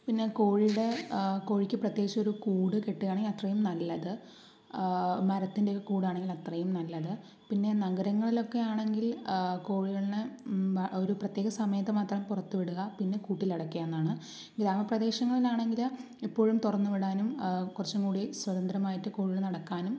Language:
Malayalam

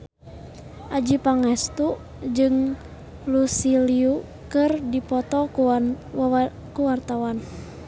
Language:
Sundanese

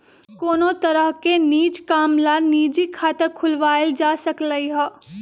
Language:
Magahi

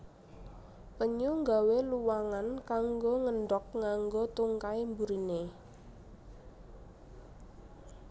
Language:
Javanese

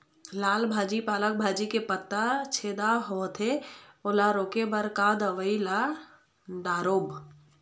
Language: Chhattisgarhi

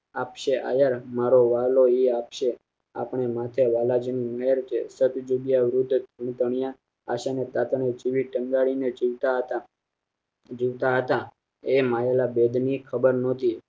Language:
Gujarati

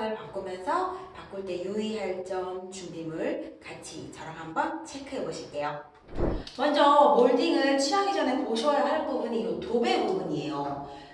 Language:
Korean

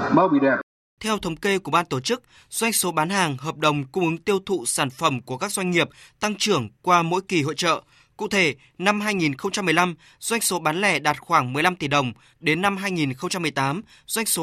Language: Vietnamese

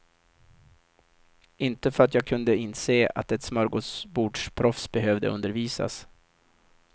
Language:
Swedish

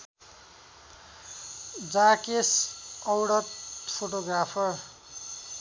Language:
Nepali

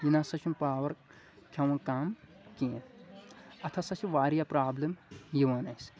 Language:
Kashmiri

